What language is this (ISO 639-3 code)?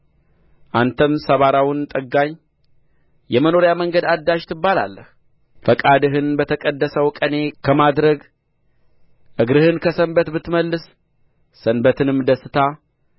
amh